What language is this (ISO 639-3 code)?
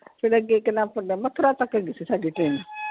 pan